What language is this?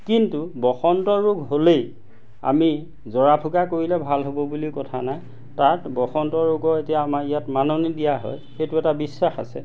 Assamese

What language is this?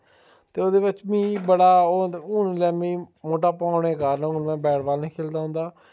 Dogri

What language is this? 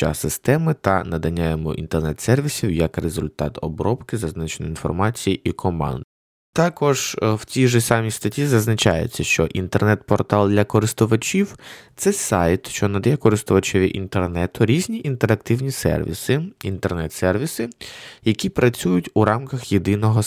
Ukrainian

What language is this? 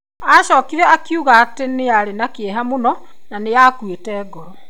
Kikuyu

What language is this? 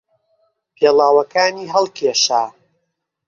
Central Kurdish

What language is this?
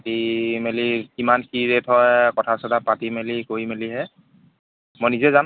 Assamese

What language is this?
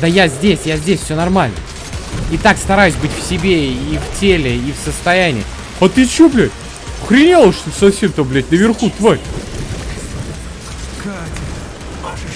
Russian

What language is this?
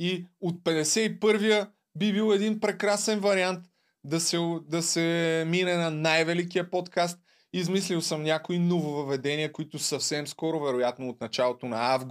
Bulgarian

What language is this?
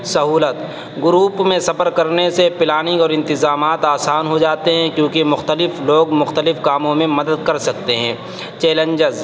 Urdu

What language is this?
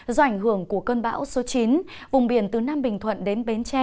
Vietnamese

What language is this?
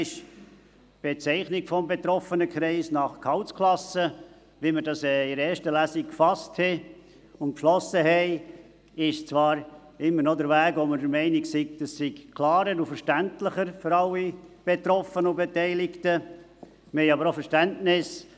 Swiss German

